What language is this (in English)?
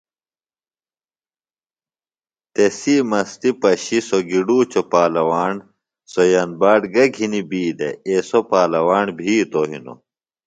Phalura